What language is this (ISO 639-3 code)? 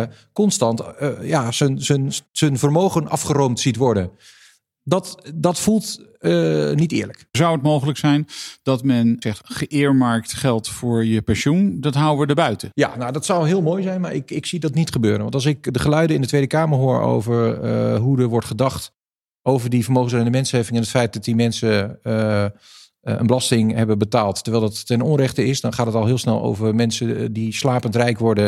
nld